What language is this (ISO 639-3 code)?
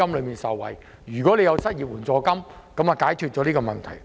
yue